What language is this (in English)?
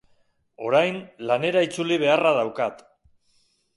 Basque